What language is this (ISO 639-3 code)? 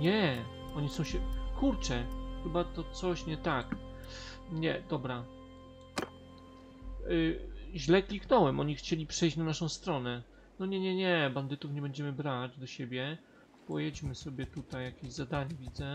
pol